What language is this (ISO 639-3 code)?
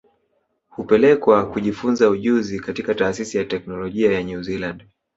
swa